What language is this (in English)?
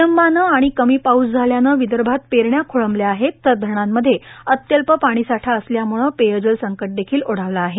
Marathi